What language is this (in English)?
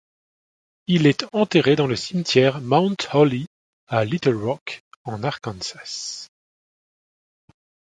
French